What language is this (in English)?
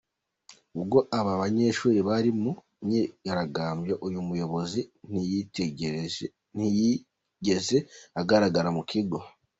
Kinyarwanda